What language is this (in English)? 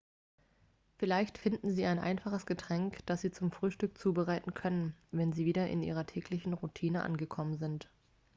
German